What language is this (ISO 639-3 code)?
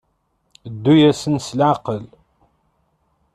kab